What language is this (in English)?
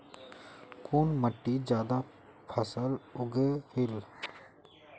Magahi